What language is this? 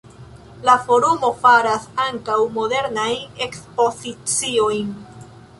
Esperanto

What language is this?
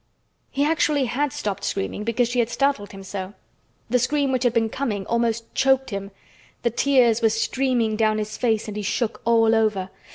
English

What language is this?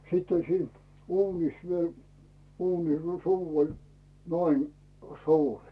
Finnish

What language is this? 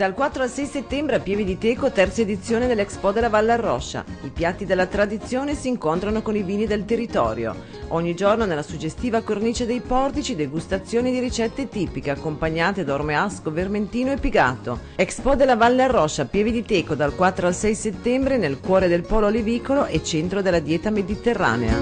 Italian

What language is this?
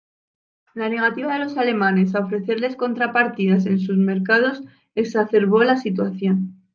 Spanish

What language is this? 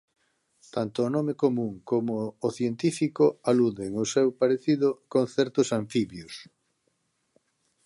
Galician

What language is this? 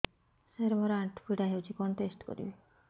Odia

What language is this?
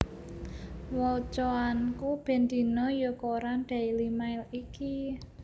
Javanese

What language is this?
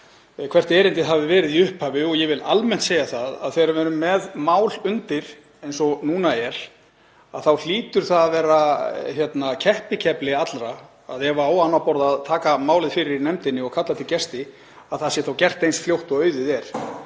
Icelandic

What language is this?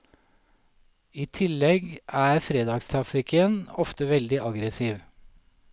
Norwegian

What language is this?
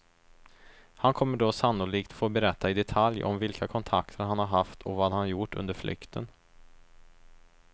Swedish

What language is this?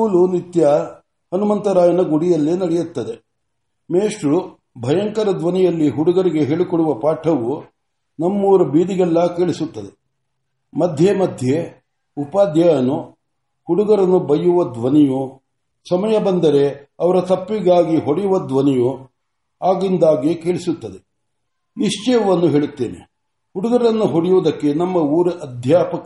Kannada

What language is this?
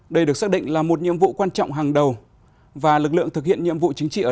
Vietnamese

